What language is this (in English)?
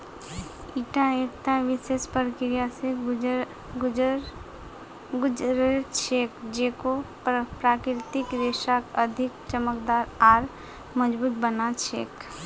Magahi